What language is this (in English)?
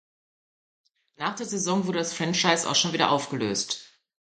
German